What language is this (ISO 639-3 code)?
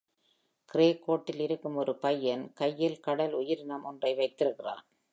tam